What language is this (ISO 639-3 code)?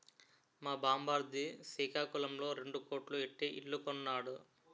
tel